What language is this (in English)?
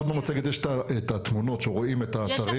Hebrew